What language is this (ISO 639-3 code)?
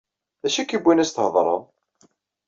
kab